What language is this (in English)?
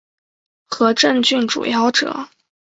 Chinese